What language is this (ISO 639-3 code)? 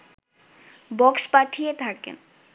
ben